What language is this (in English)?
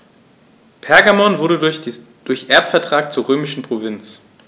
German